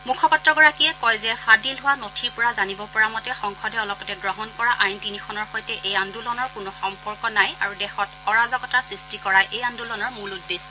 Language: Assamese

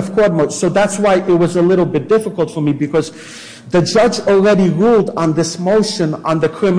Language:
English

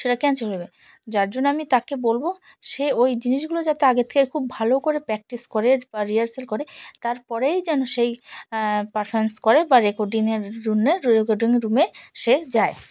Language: Bangla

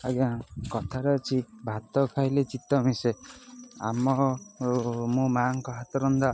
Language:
Odia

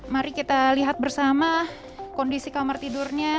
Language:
Indonesian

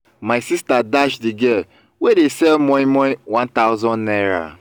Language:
Nigerian Pidgin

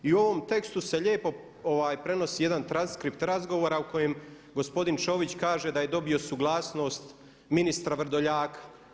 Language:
Croatian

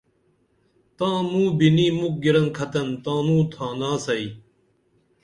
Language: Dameli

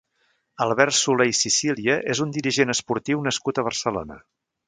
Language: Catalan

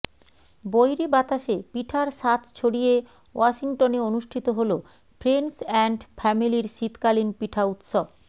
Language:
Bangla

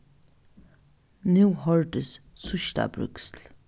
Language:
Faroese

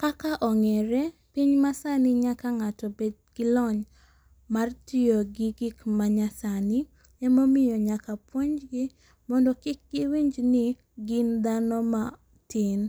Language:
Luo (Kenya and Tanzania)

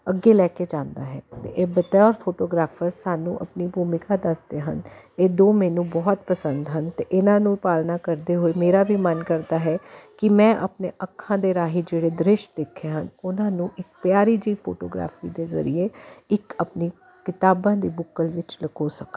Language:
Punjabi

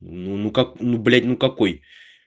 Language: Russian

